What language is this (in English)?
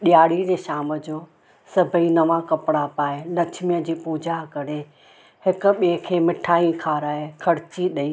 Sindhi